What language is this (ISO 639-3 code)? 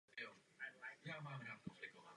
ces